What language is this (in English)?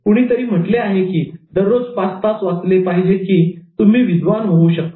Marathi